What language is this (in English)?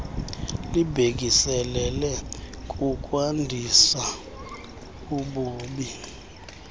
Xhosa